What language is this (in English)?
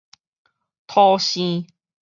Min Nan Chinese